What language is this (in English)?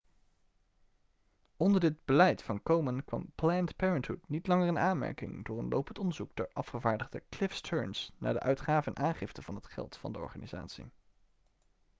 Dutch